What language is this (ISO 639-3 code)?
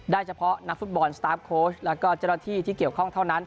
tha